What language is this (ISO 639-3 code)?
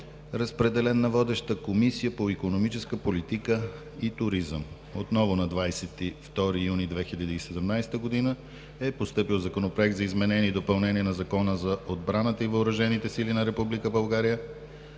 bul